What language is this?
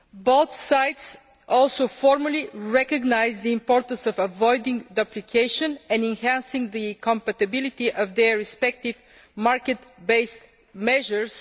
English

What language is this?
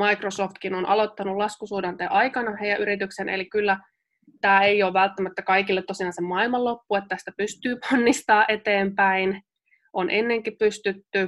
Finnish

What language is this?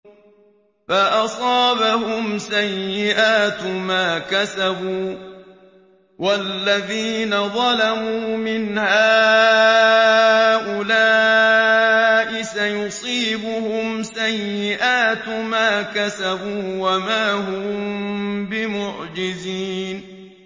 Arabic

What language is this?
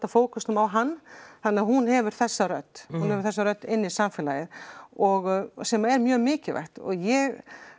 Icelandic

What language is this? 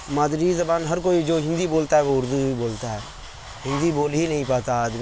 Urdu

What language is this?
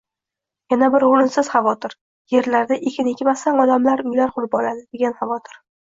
Uzbek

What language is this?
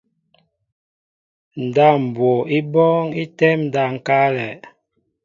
Mbo (Cameroon)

